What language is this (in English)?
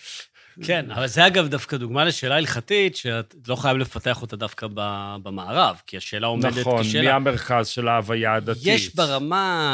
Hebrew